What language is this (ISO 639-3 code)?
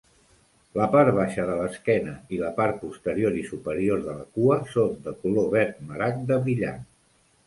cat